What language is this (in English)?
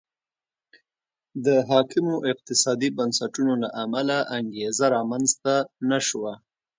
Pashto